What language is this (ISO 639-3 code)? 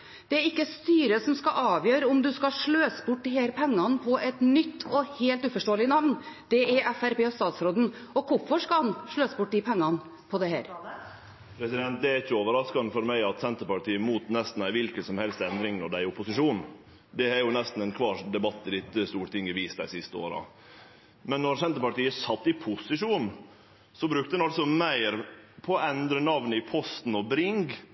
nor